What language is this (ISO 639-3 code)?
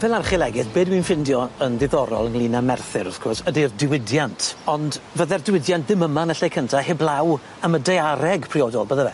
cym